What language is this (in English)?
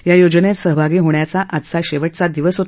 Marathi